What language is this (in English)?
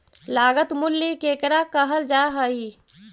Magahi